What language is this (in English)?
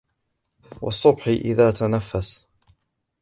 Arabic